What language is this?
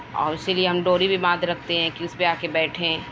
Urdu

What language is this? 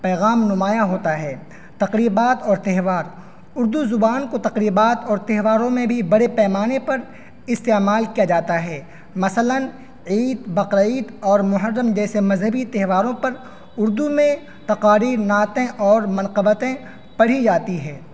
Urdu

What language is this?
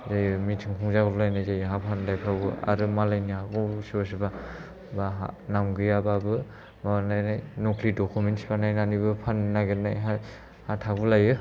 Bodo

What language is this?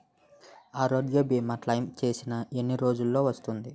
Telugu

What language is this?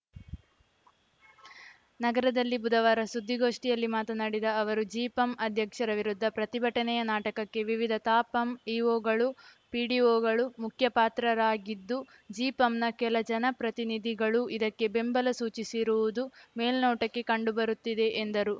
Kannada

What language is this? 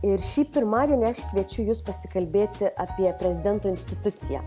Lithuanian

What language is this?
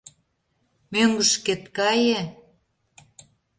Mari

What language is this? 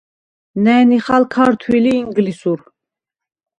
Svan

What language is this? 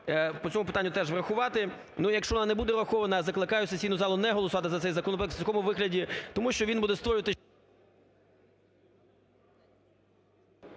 Ukrainian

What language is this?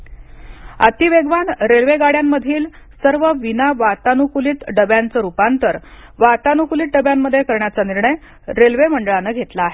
Marathi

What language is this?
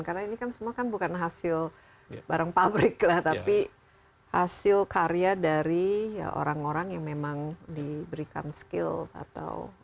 Indonesian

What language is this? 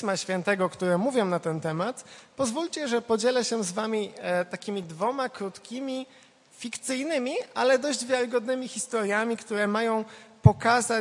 Polish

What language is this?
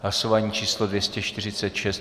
Czech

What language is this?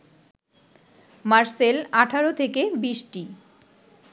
Bangla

